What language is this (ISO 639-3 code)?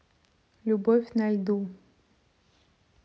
rus